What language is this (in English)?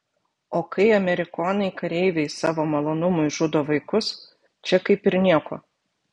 Lithuanian